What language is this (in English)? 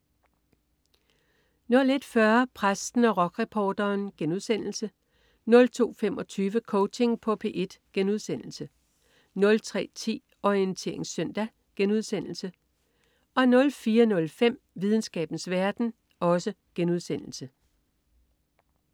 Danish